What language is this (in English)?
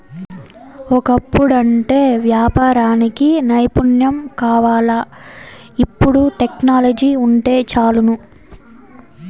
Telugu